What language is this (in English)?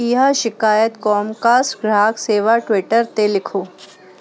Sindhi